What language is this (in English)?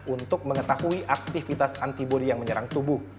Indonesian